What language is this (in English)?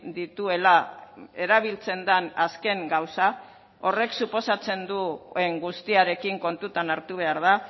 Basque